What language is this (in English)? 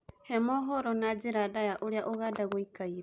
Kikuyu